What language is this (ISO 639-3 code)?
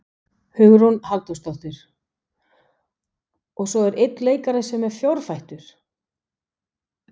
isl